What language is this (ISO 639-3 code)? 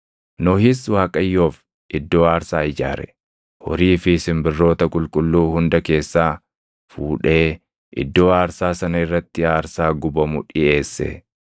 orm